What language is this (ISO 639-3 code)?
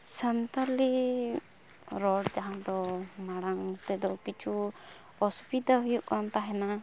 sat